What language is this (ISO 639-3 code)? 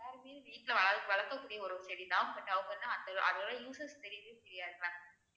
tam